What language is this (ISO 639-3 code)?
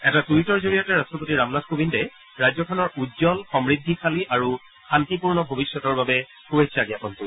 asm